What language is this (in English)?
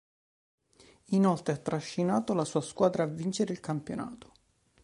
Italian